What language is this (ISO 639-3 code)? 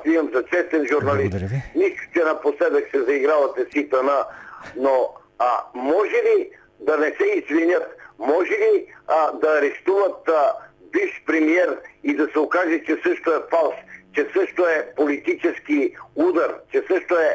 bul